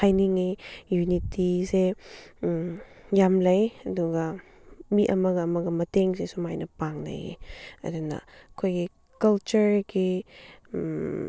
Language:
Manipuri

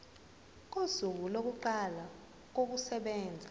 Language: Zulu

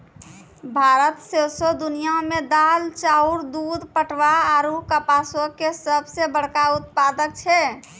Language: Maithili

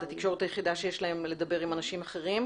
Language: Hebrew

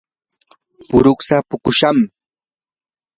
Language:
Yanahuanca Pasco Quechua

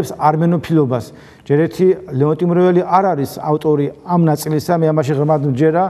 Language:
Turkish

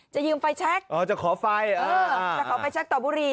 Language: Thai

